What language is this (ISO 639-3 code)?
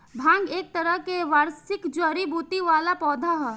bho